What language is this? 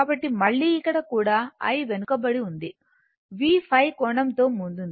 Telugu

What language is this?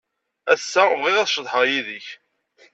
Kabyle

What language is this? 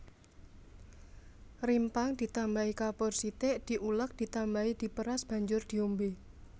Javanese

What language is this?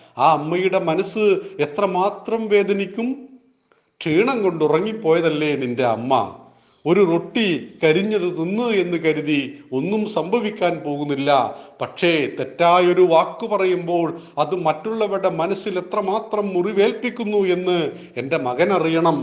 Malayalam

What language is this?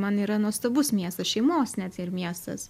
Lithuanian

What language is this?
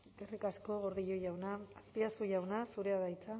Basque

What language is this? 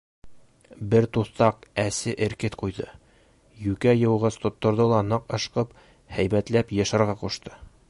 Bashkir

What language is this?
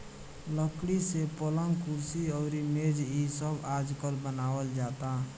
Bhojpuri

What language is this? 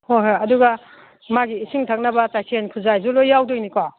Manipuri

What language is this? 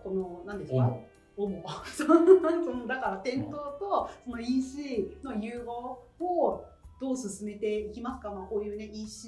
Japanese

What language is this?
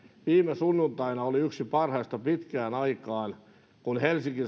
Finnish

